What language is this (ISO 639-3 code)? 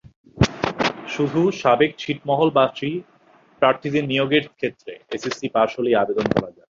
ben